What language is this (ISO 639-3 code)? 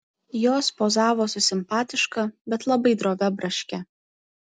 lit